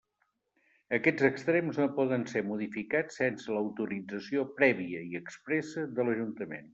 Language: Catalan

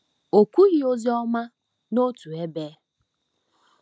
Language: Igbo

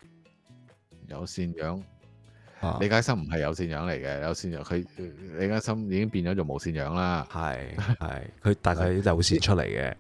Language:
Chinese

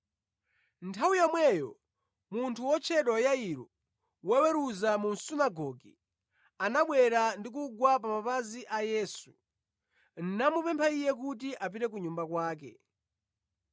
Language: Nyanja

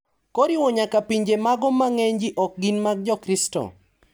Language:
Luo (Kenya and Tanzania)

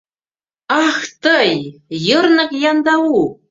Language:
Mari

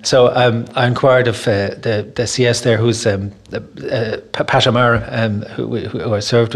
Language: English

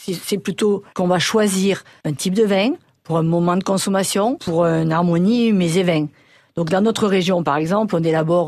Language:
French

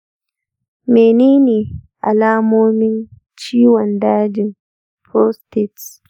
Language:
Hausa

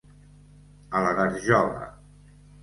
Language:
Catalan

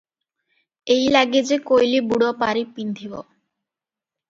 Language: Odia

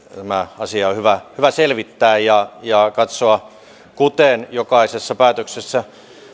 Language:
Finnish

